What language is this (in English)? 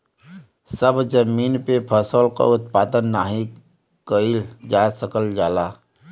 Bhojpuri